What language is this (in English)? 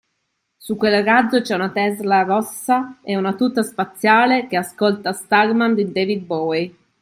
Italian